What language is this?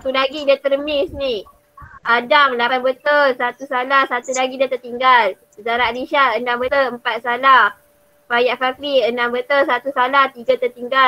Malay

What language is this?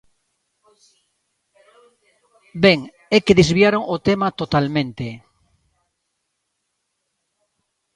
Galician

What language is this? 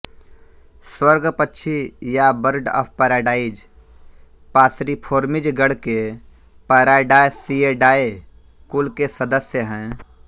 Hindi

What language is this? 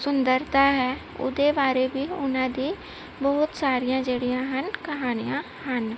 Punjabi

